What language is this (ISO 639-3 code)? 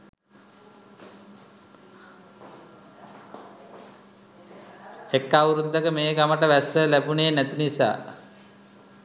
sin